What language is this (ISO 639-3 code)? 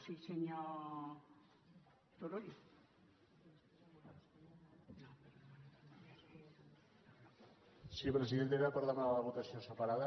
cat